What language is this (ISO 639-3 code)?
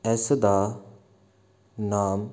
pan